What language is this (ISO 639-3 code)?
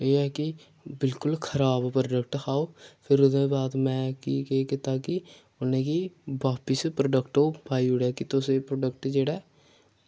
doi